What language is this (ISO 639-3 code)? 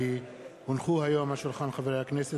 heb